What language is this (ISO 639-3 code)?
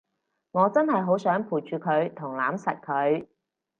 yue